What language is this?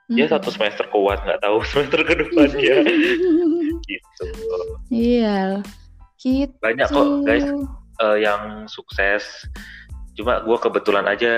Indonesian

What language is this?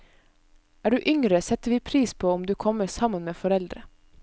Norwegian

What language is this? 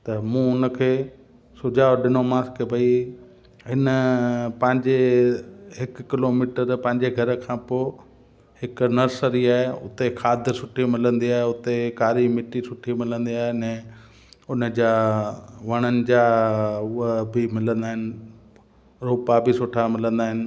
Sindhi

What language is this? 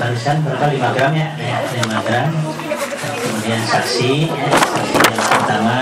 Indonesian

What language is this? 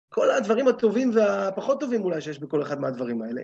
Hebrew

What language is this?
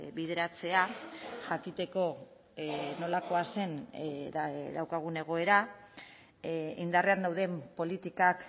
Basque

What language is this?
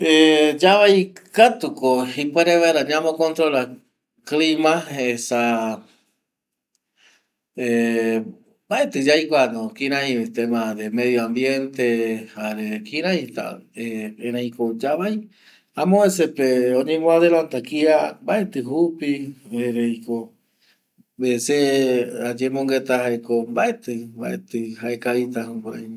Eastern Bolivian Guaraní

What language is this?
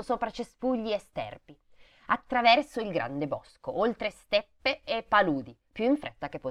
Italian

